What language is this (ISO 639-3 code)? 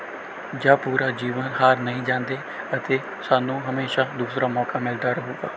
pan